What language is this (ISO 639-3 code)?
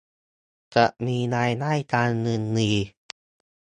tha